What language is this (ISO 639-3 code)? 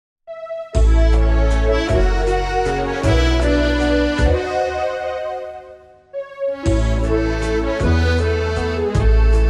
pol